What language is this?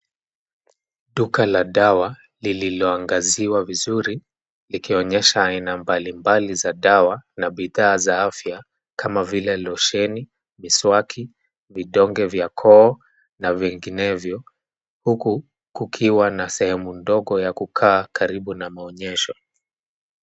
Swahili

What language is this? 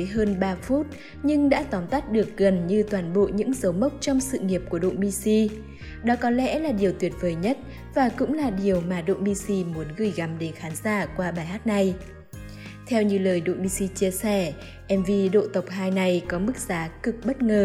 Vietnamese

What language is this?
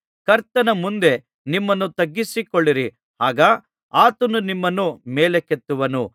Kannada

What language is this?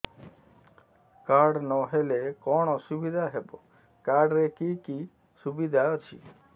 Odia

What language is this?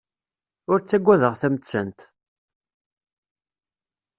Kabyle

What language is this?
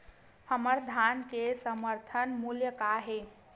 Chhattisgarhi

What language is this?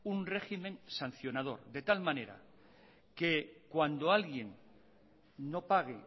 Spanish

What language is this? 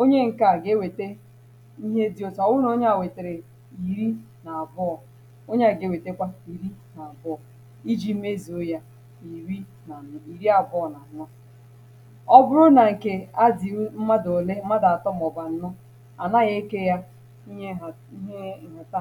Igbo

